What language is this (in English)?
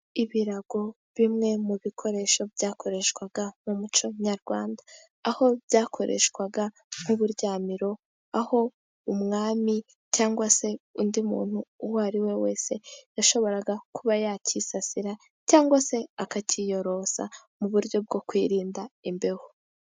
Kinyarwanda